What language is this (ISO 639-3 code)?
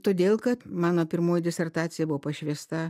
lit